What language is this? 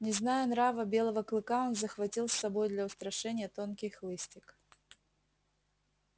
Russian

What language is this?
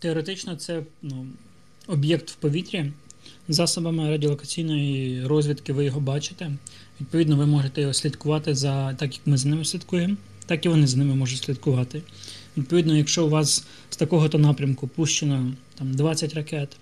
Ukrainian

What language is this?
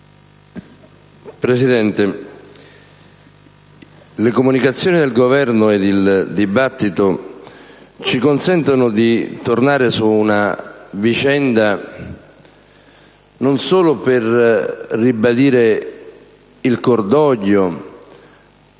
Italian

